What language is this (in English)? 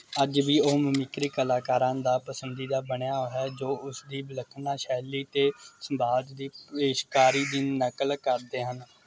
Punjabi